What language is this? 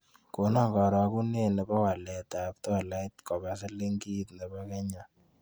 Kalenjin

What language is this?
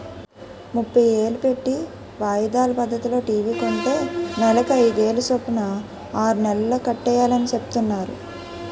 Telugu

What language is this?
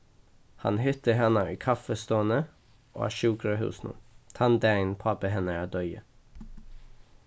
Faroese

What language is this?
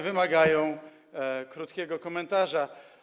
Polish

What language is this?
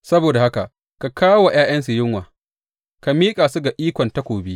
Hausa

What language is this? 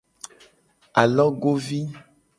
Gen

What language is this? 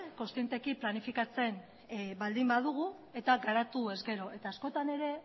Basque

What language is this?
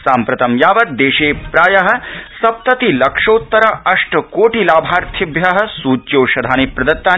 Sanskrit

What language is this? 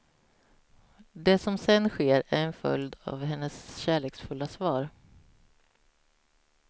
Swedish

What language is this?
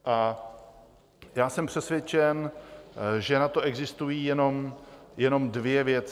Czech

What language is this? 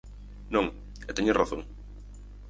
Galician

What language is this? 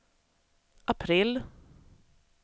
Swedish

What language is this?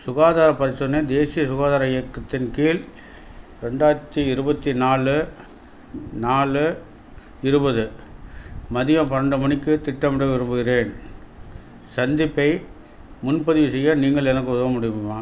Tamil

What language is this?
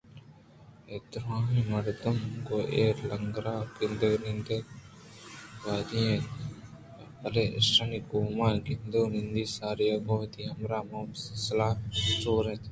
Eastern Balochi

